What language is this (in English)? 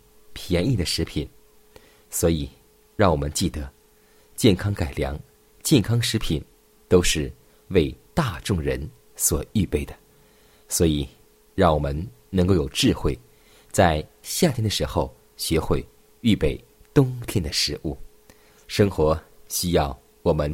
Chinese